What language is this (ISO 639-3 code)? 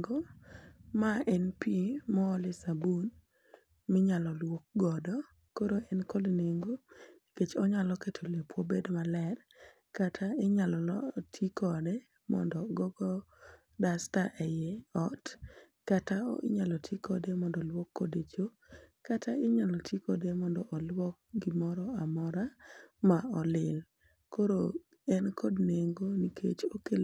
luo